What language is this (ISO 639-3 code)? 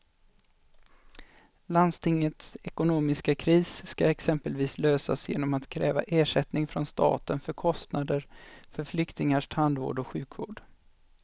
swe